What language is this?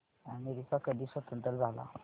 Marathi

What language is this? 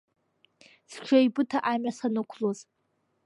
Abkhazian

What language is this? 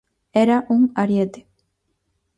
Galician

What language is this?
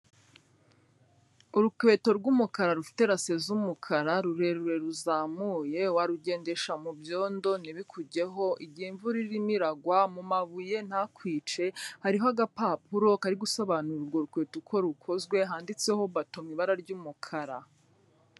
Kinyarwanda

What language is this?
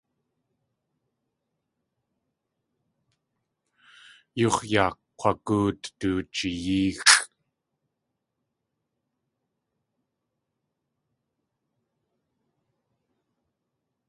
Tlingit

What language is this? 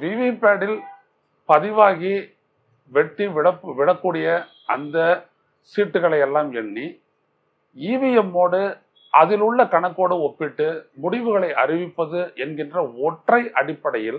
Tamil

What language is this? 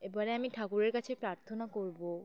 Bangla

